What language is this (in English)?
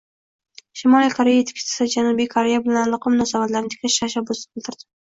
Uzbek